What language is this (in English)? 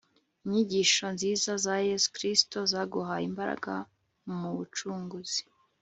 Kinyarwanda